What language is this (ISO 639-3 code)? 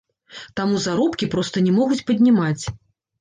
bel